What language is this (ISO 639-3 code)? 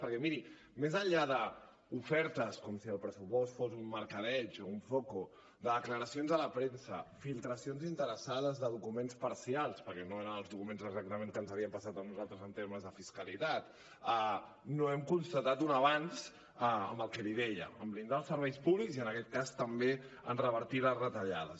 cat